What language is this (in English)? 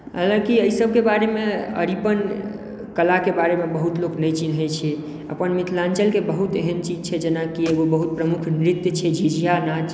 Maithili